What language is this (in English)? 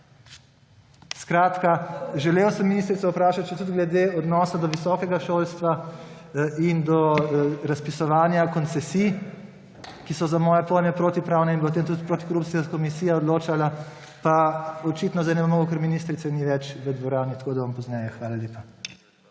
Slovenian